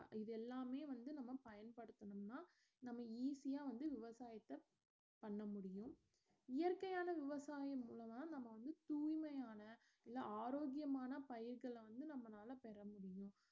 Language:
Tamil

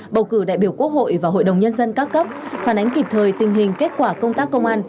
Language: Vietnamese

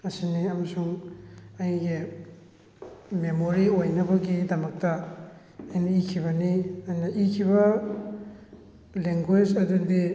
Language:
Manipuri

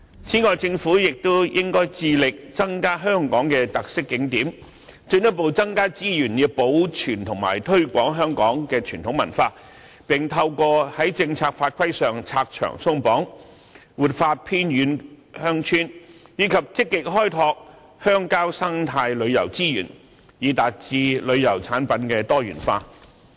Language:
Cantonese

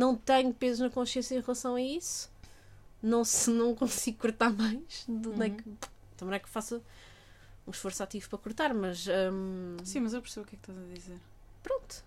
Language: Portuguese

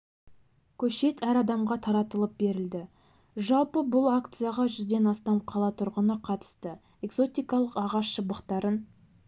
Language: Kazakh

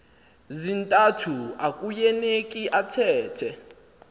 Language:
Xhosa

